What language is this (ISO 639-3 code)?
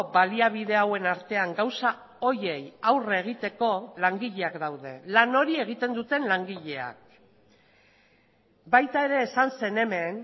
eus